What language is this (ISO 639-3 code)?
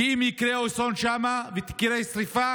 heb